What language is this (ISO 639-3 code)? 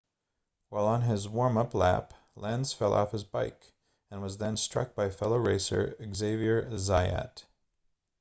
eng